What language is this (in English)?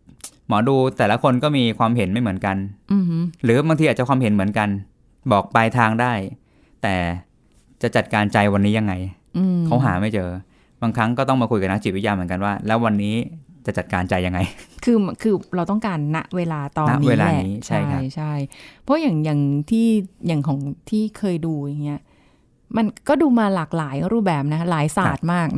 Thai